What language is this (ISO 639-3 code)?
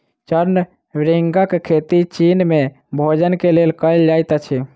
mai